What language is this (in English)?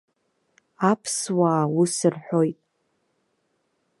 Abkhazian